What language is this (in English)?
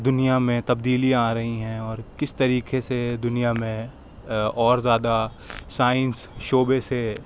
Urdu